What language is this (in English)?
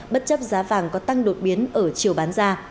Vietnamese